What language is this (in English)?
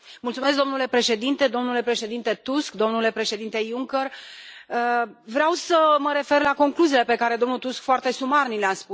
Romanian